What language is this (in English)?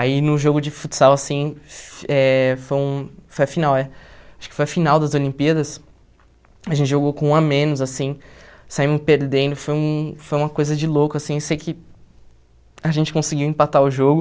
Portuguese